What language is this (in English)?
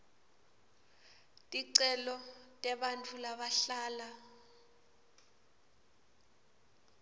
Swati